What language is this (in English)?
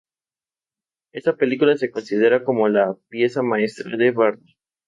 Spanish